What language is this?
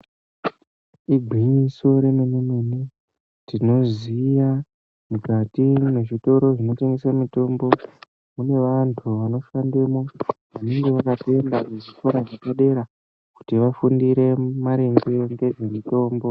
Ndau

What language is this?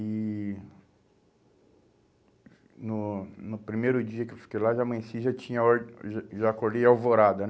Portuguese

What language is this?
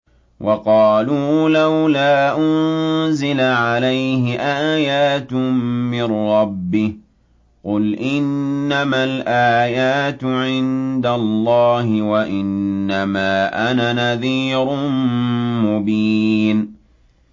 Arabic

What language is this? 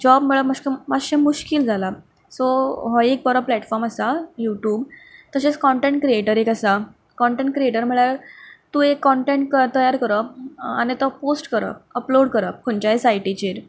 Konkani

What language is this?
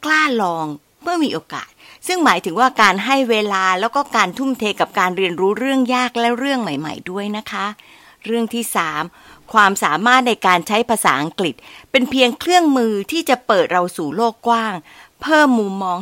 Thai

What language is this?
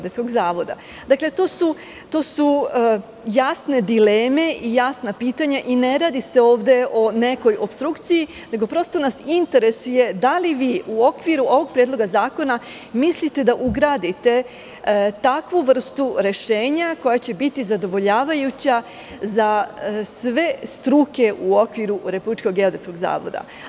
Serbian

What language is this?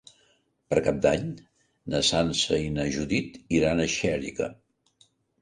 Catalan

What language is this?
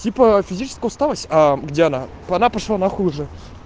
Russian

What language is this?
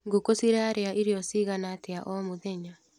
Kikuyu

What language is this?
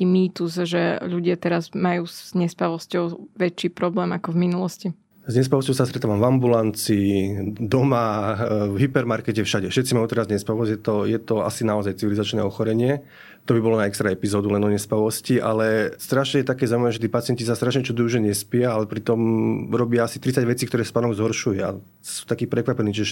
Slovak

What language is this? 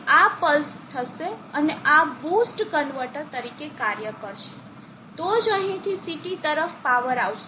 Gujarati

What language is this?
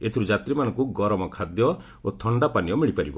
Odia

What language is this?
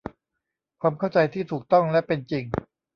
Thai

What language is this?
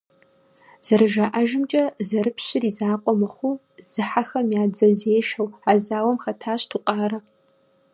Kabardian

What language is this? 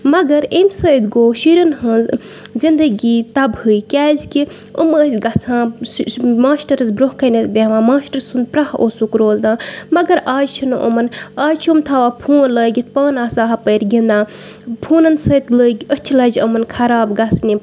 Kashmiri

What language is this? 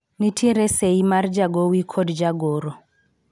Luo (Kenya and Tanzania)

